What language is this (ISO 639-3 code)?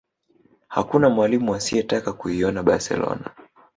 swa